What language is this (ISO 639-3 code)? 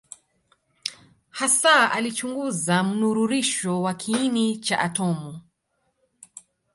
swa